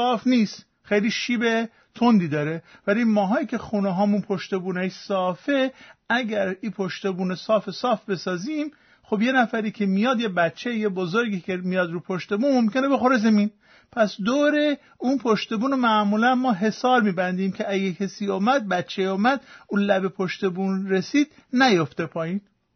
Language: Persian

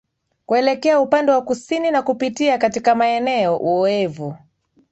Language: Swahili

